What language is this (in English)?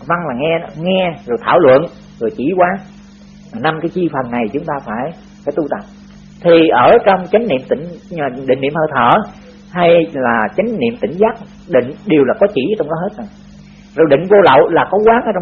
Vietnamese